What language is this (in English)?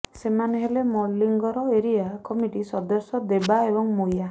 Odia